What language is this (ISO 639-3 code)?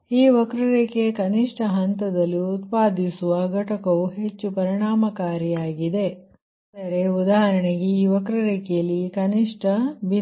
kan